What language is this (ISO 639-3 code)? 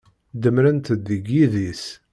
kab